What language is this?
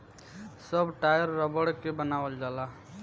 Bhojpuri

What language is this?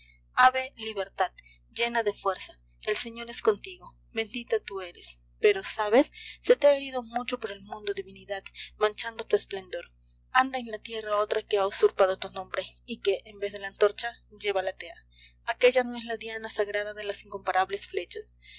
Spanish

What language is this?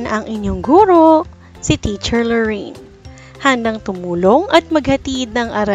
Filipino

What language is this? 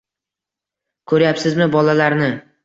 Uzbek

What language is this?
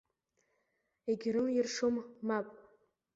Abkhazian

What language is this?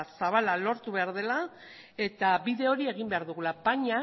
Basque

